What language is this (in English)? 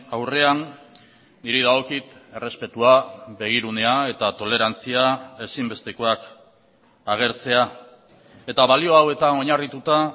Basque